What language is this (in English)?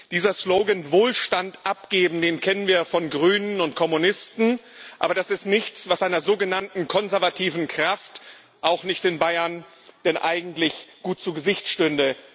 German